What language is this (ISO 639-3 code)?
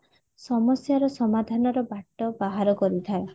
ori